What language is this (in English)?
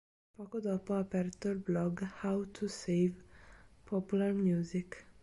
Italian